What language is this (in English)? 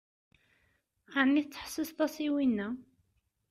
Kabyle